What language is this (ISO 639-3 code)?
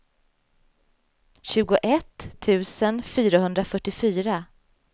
swe